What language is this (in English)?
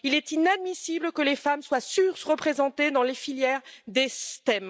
French